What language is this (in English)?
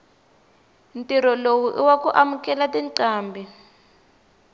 Tsonga